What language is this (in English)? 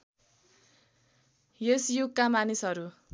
Nepali